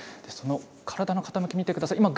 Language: Japanese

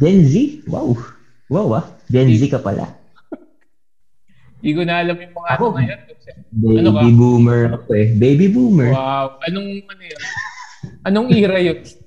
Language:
Filipino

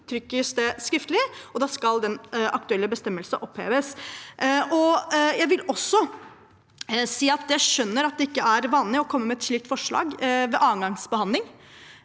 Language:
Norwegian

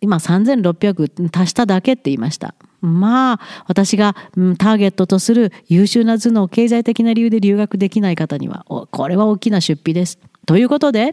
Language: Japanese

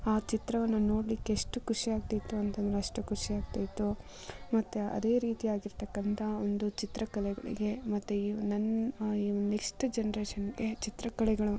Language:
Kannada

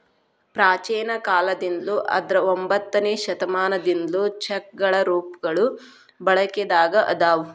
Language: Kannada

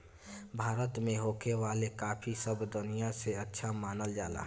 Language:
Bhojpuri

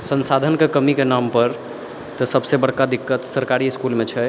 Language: Maithili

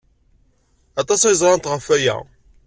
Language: Kabyle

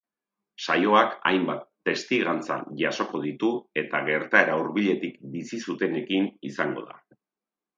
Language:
Basque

